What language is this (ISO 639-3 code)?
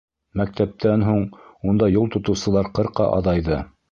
bak